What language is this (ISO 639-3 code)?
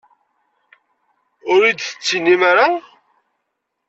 kab